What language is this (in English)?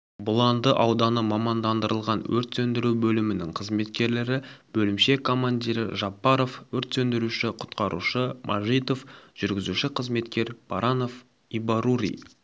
Kazakh